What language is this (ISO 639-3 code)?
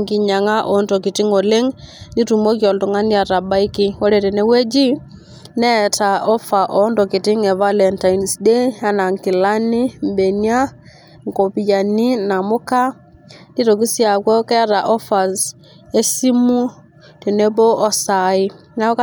mas